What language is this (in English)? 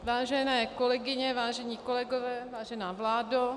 Czech